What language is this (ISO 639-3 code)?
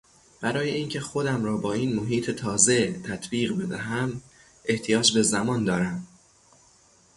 fas